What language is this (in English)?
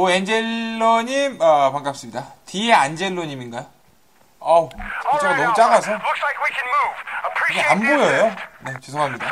Korean